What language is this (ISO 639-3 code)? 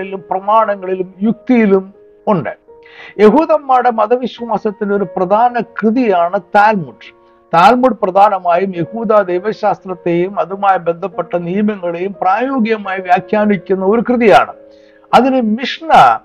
mal